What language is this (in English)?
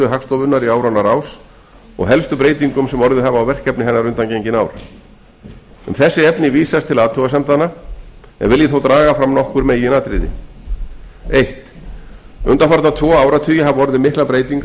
Icelandic